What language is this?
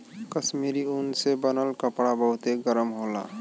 Bhojpuri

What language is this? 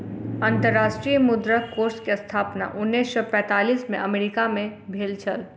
Maithili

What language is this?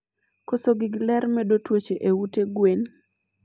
Luo (Kenya and Tanzania)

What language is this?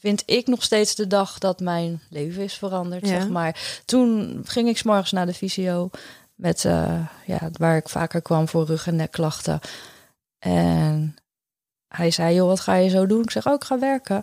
Dutch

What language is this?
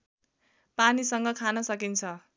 Nepali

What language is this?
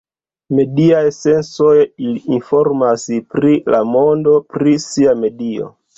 Esperanto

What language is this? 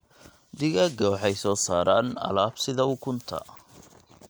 Somali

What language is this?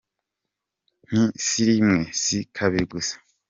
Kinyarwanda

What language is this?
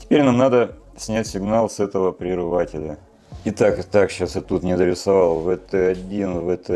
Russian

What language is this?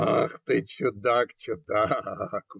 Russian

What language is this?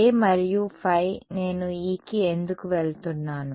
Telugu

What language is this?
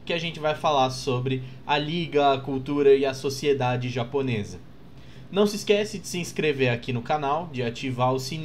Portuguese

